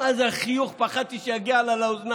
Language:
Hebrew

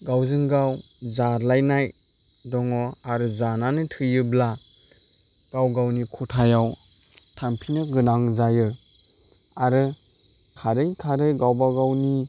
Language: Bodo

